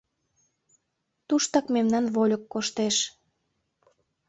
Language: Mari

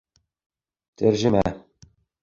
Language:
Bashkir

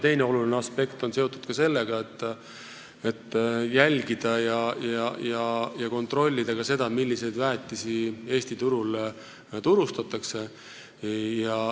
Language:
Estonian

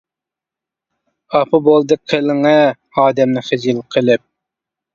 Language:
Uyghur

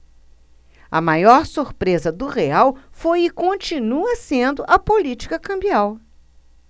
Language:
Portuguese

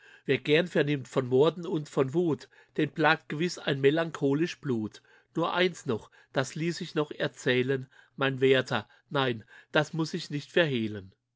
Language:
German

